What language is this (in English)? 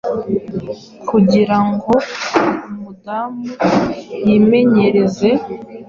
Kinyarwanda